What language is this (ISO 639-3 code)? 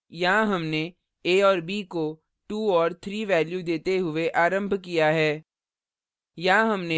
hin